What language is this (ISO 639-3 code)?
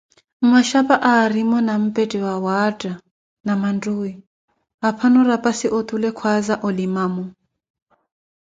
eko